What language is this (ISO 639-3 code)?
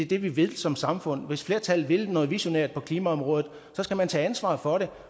dan